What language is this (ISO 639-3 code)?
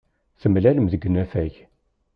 kab